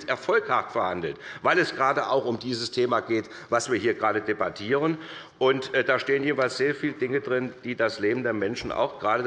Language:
German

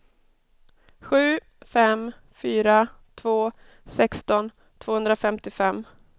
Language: Swedish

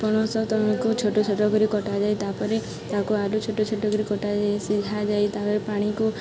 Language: Odia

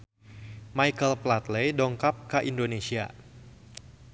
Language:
Sundanese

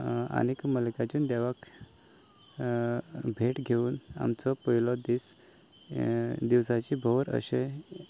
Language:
Konkani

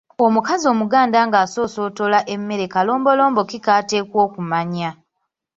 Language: Ganda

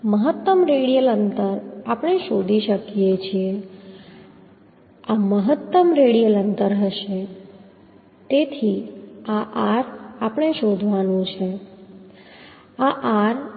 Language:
Gujarati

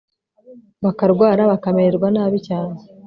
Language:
Kinyarwanda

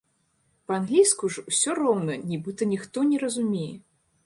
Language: Belarusian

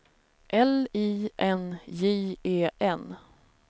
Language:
Swedish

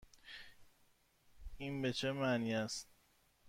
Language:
Persian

